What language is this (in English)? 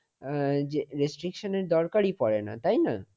Bangla